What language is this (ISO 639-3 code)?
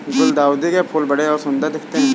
hin